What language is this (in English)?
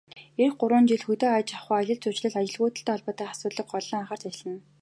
Mongolian